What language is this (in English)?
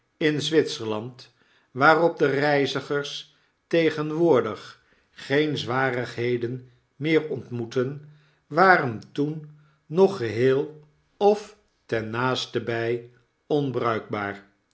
Dutch